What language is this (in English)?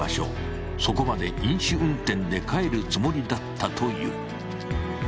Japanese